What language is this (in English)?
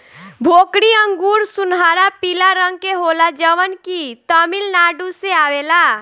Bhojpuri